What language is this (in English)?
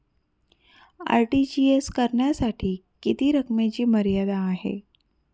Marathi